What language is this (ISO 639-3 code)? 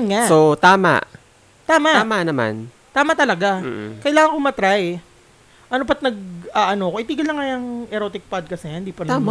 fil